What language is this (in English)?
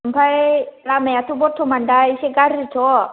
Bodo